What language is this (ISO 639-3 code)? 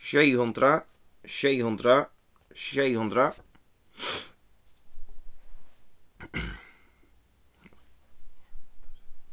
fao